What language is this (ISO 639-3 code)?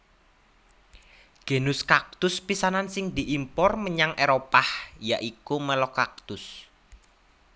jav